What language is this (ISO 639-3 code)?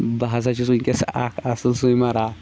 kas